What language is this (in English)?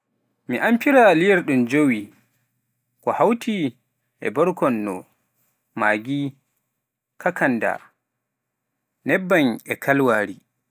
Pular